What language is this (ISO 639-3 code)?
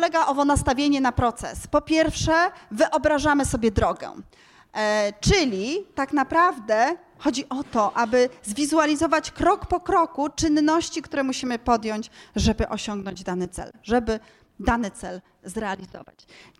pol